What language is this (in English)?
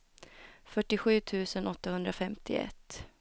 Swedish